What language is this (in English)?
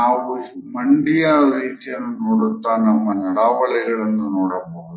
Kannada